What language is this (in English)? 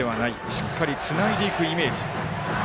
Japanese